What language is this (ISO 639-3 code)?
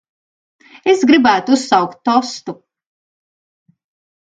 lav